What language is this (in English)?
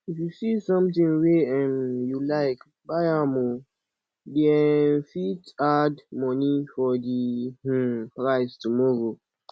Nigerian Pidgin